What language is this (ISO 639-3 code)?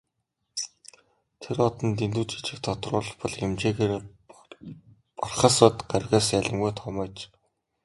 mon